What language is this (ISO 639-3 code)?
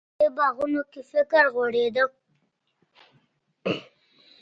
pus